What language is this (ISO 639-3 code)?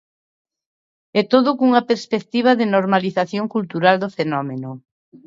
glg